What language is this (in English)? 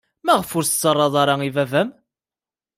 Kabyle